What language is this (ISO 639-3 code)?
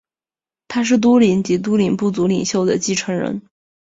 zho